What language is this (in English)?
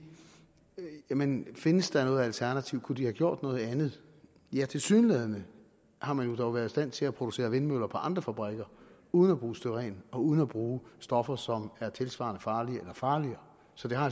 Danish